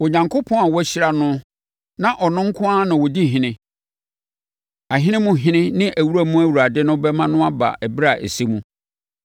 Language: Akan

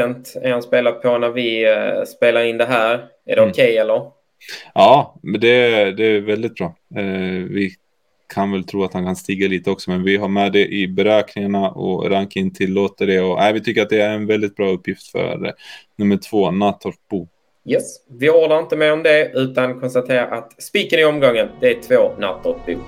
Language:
Swedish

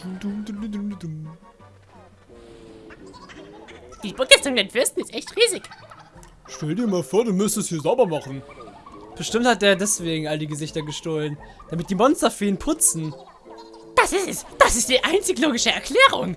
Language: German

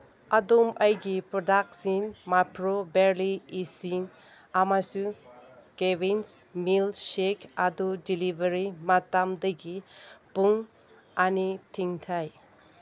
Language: Manipuri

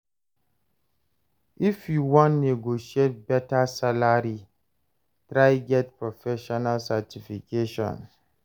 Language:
Nigerian Pidgin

